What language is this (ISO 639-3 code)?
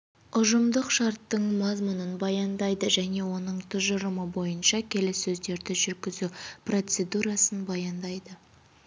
kaz